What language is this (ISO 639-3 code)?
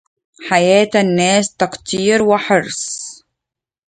ara